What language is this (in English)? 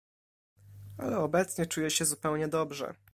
Polish